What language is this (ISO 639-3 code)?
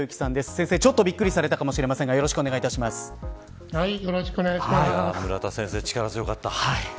jpn